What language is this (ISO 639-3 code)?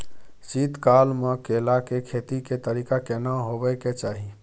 mai